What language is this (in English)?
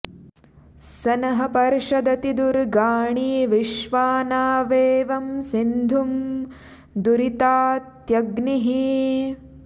Sanskrit